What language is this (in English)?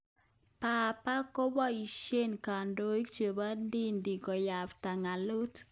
Kalenjin